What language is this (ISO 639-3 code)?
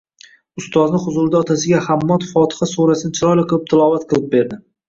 uzb